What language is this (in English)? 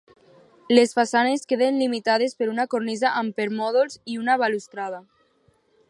Catalan